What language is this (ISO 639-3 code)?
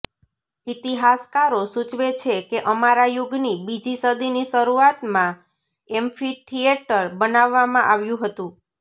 guj